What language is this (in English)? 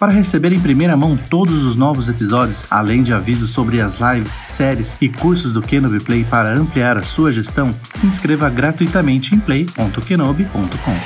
Portuguese